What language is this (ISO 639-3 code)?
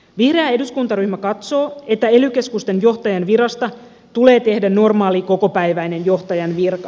fin